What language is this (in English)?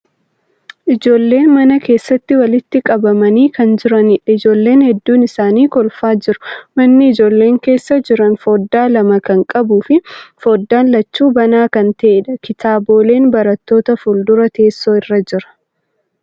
Oromo